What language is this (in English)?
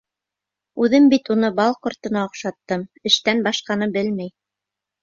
Bashkir